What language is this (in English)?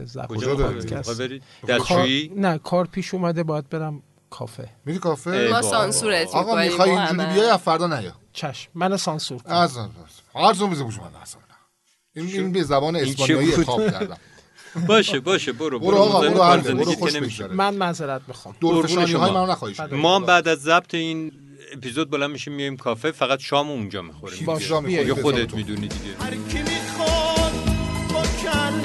Persian